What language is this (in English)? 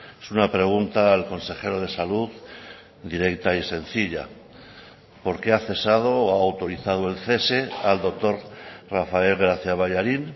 Spanish